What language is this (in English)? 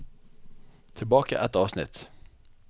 Norwegian